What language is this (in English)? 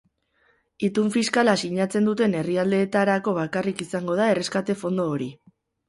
Basque